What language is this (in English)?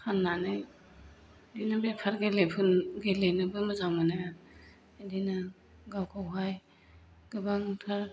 Bodo